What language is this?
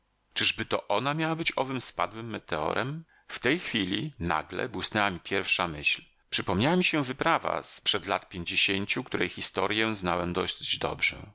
Polish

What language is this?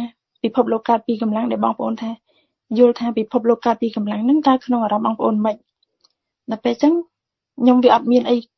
Vietnamese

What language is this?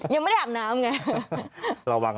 Thai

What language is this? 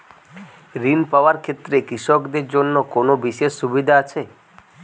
Bangla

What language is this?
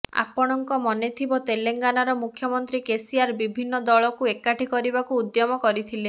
Odia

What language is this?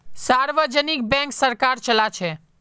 Magahi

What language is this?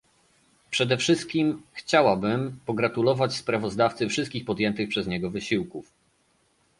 Polish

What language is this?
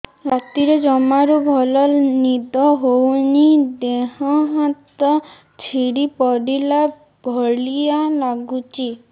Odia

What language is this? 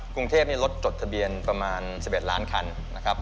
Thai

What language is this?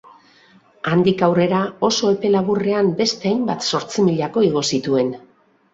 Basque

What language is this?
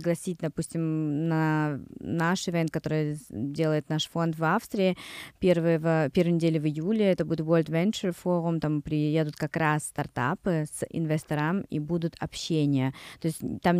Russian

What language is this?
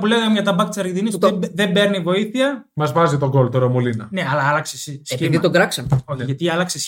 Greek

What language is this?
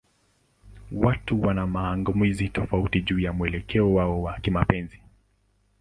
Swahili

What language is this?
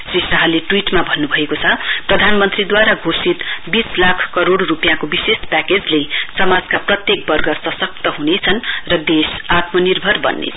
Nepali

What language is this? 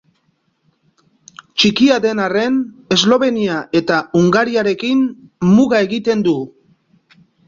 Basque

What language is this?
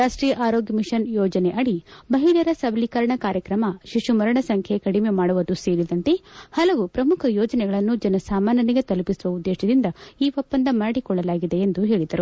Kannada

